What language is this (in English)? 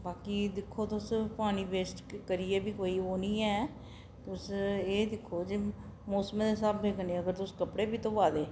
Dogri